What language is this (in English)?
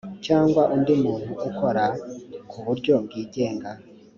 Kinyarwanda